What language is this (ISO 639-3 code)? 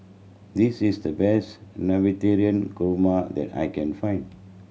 eng